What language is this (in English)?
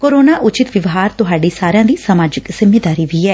Punjabi